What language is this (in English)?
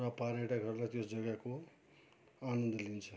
Nepali